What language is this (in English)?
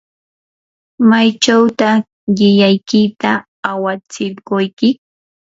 Yanahuanca Pasco Quechua